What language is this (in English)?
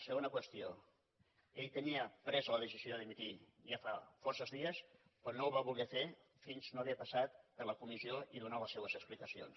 Catalan